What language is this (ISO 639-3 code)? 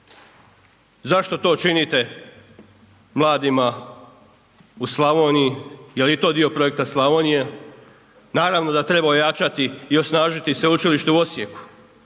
hrv